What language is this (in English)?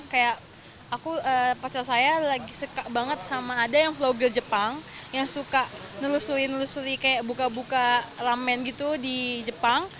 Indonesian